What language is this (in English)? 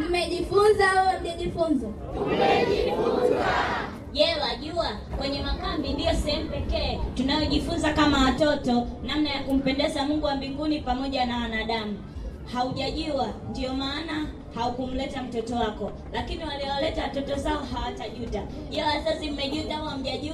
Swahili